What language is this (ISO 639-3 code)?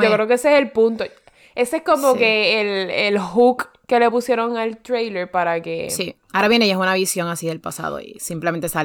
spa